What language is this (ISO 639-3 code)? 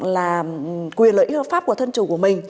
vie